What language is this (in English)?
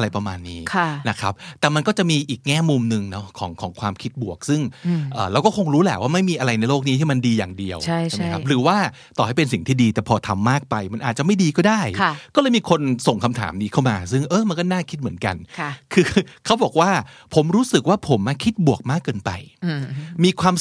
Thai